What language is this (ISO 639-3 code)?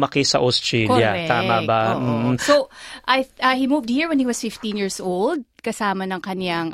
fil